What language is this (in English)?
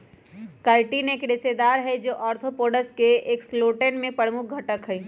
Magahi